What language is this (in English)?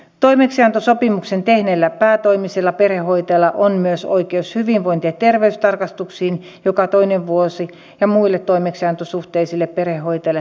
Finnish